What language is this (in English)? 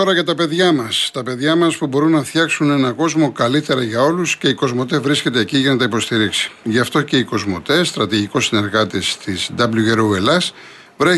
Greek